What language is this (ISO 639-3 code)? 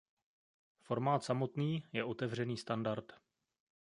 ces